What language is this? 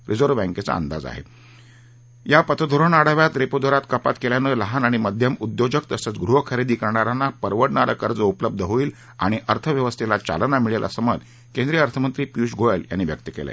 Marathi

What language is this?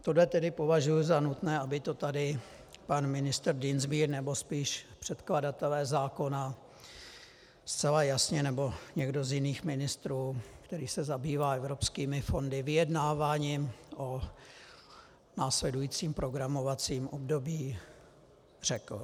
Czech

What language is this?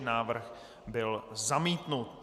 Czech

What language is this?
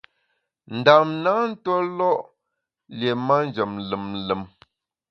Bamun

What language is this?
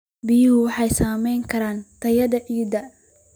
Somali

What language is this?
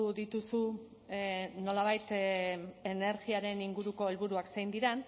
Basque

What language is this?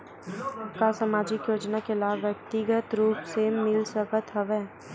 Chhattisgarhi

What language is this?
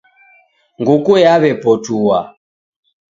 Taita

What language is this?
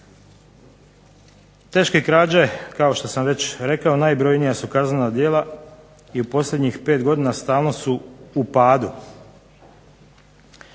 Croatian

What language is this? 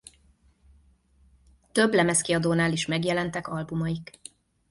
Hungarian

